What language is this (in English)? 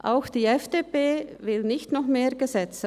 Swiss German